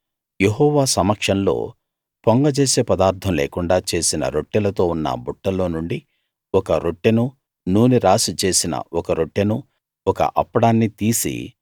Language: Telugu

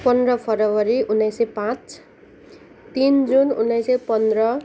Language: Nepali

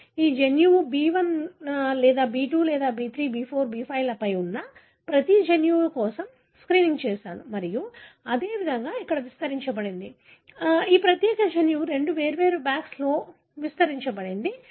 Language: Telugu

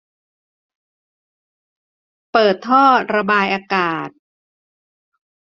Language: Thai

